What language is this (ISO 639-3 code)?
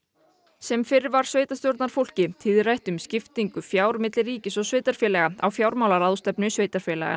isl